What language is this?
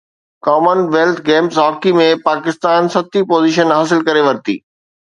Sindhi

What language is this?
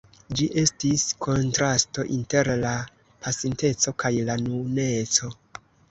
Esperanto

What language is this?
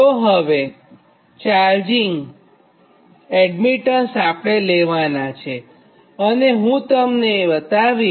Gujarati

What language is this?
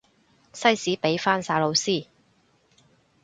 Cantonese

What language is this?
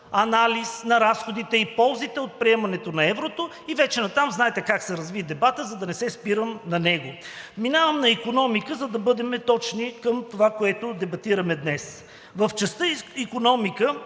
Bulgarian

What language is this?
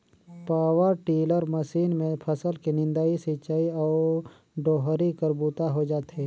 Chhattisgarhi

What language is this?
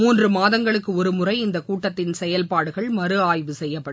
Tamil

